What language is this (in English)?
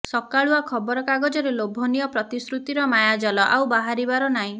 Odia